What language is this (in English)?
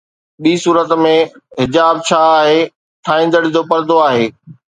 Sindhi